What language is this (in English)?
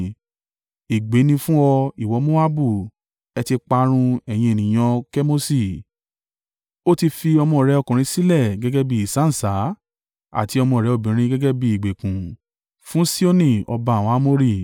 Yoruba